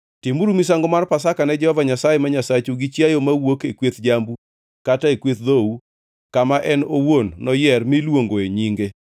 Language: Luo (Kenya and Tanzania)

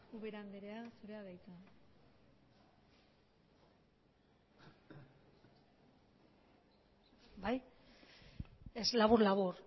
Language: Basque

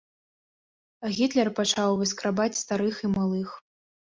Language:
Belarusian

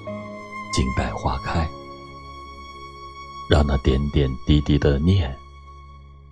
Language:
Chinese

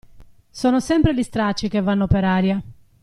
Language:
Italian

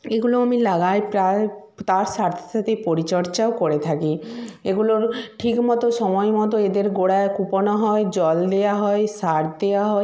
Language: Bangla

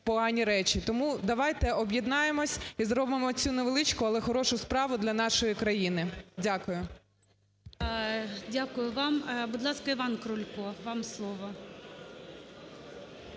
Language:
Ukrainian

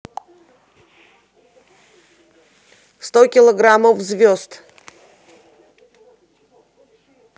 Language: Russian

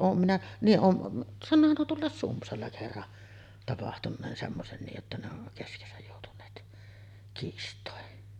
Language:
Finnish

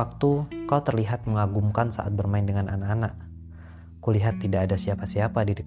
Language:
Indonesian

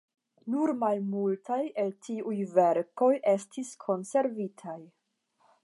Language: Esperanto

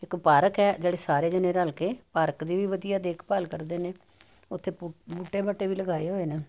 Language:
Punjabi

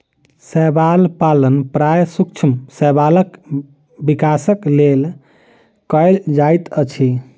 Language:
Maithili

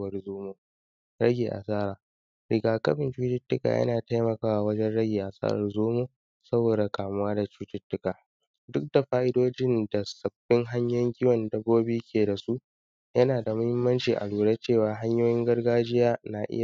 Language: Hausa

